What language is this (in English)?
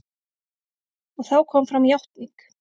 Icelandic